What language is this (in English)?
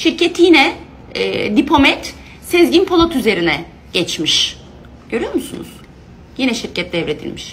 Turkish